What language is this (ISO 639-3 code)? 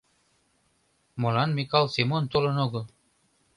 chm